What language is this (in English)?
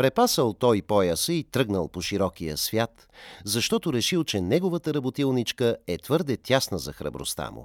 Bulgarian